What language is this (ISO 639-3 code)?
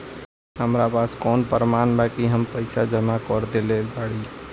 bho